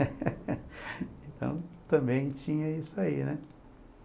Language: Portuguese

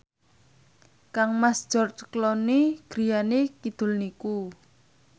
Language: Javanese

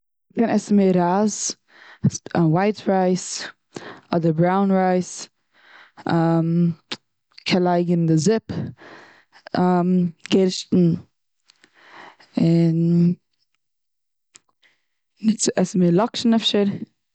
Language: Yiddish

